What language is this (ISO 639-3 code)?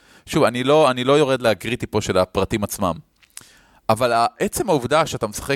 heb